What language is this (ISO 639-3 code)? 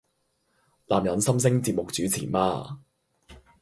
yue